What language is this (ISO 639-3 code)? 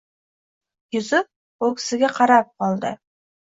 uzb